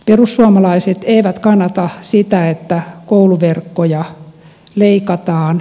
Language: Finnish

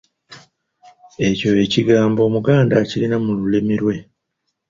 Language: Ganda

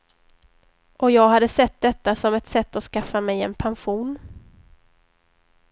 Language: Swedish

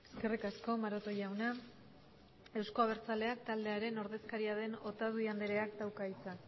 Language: Basque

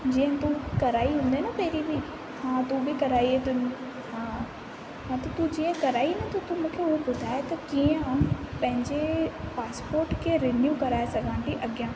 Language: Sindhi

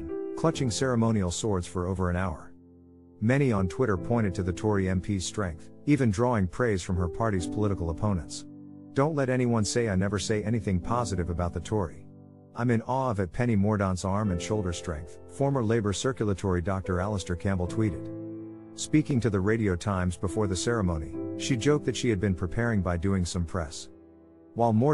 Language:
English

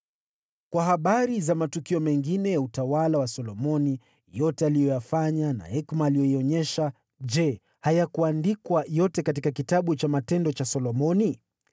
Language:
Swahili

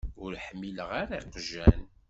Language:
Kabyle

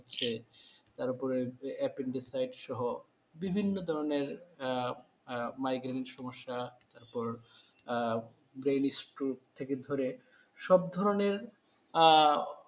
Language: Bangla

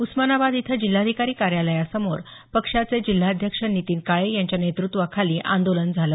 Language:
Marathi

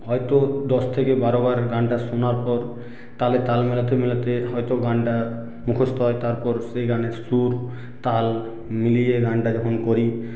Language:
Bangla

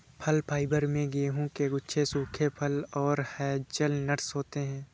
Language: Hindi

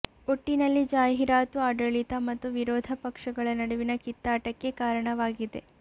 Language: Kannada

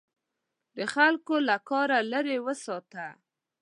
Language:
Pashto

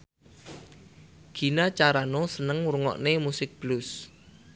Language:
Javanese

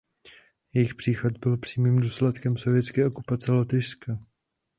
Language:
Czech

